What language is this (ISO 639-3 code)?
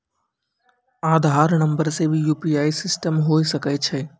mai